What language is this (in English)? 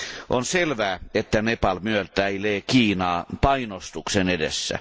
Finnish